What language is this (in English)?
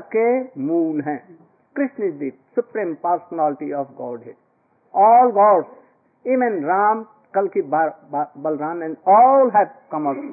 Hindi